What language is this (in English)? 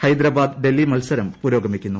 Malayalam